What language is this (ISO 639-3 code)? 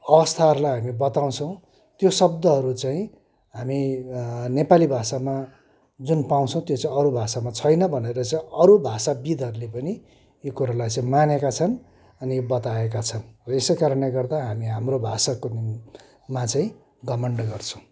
nep